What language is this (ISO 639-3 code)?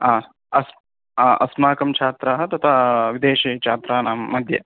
san